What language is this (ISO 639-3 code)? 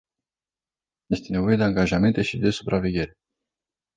ron